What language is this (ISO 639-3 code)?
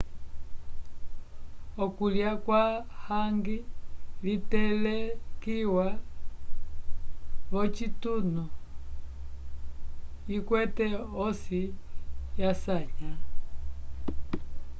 umb